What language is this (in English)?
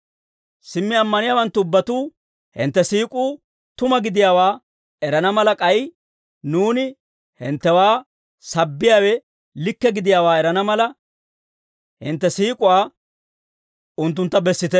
Dawro